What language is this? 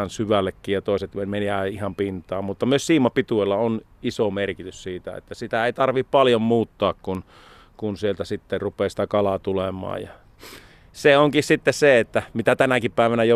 Finnish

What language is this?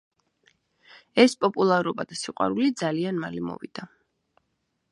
Georgian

